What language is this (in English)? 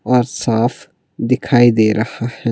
Hindi